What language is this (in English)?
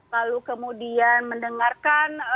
Indonesian